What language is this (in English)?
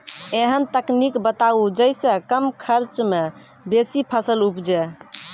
Maithili